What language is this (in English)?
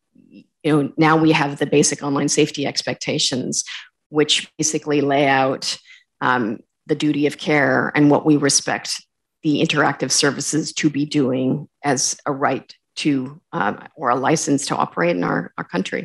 English